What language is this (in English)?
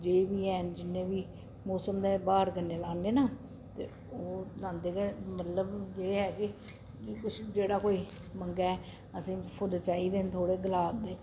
Dogri